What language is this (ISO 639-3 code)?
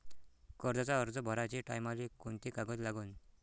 mar